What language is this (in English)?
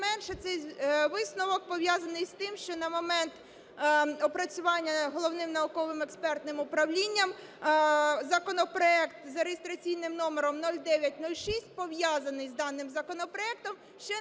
Ukrainian